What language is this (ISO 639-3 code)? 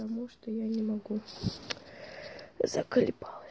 rus